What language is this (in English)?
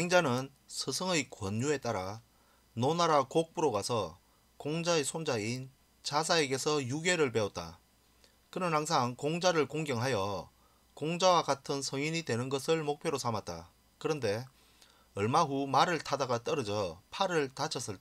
Korean